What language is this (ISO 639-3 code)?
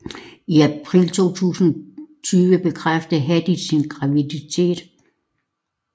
dan